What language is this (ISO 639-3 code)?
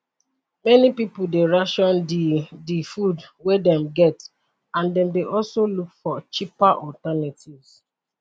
pcm